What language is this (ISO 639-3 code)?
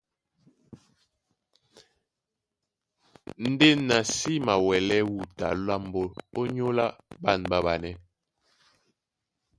dua